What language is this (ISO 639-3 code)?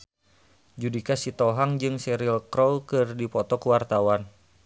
sun